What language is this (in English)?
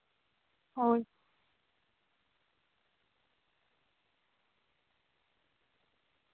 Santali